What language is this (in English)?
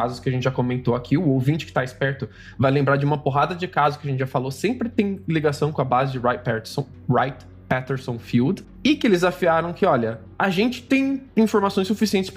Portuguese